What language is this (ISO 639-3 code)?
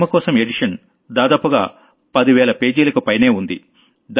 tel